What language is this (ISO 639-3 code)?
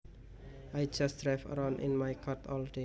jav